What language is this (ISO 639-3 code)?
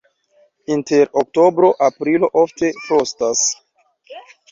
epo